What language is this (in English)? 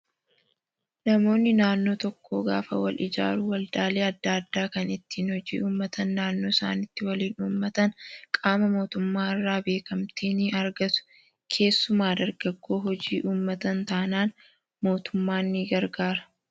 Oromo